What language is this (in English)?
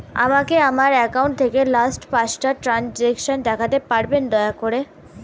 Bangla